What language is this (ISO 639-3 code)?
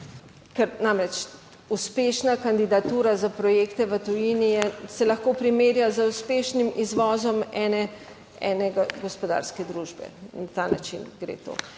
slv